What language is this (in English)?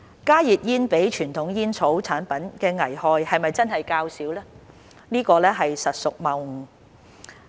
Cantonese